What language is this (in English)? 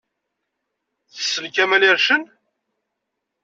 Kabyle